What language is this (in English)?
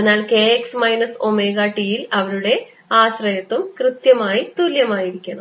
Malayalam